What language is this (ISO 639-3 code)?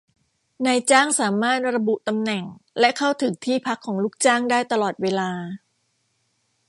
tha